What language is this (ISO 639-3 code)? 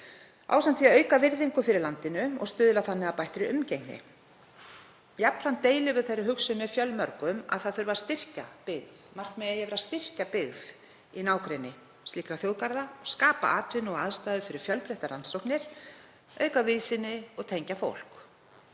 isl